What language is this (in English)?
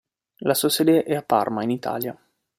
Italian